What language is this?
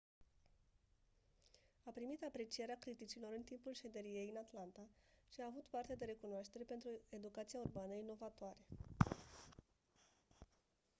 Romanian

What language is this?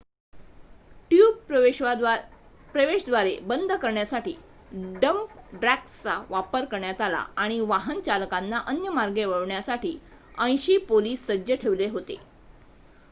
Marathi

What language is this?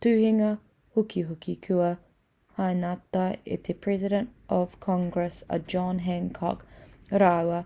Māori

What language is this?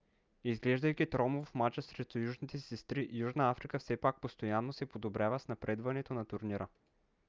Bulgarian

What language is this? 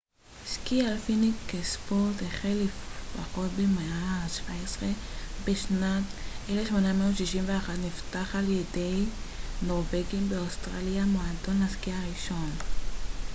Hebrew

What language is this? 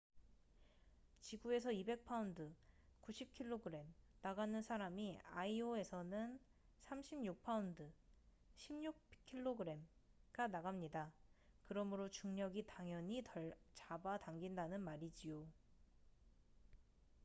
Korean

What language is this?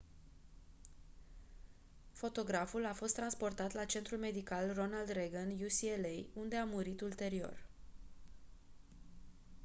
Romanian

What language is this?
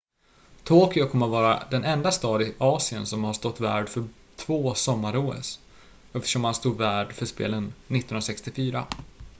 Swedish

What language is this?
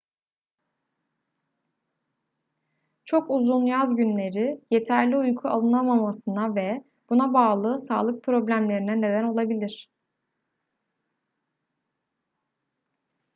Turkish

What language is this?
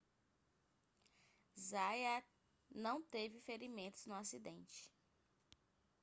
Portuguese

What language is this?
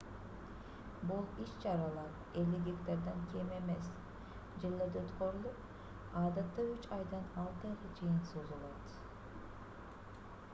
Kyrgyz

